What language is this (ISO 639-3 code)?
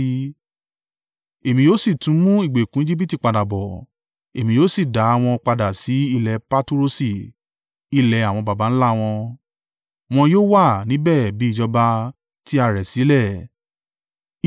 yor